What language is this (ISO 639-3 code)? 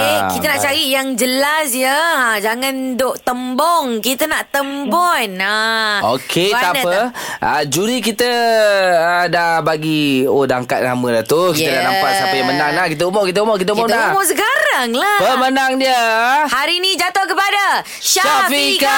msa